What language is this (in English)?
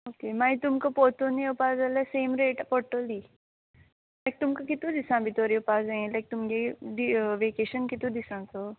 Konkani